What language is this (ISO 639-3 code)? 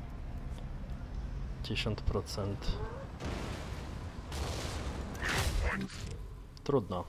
pol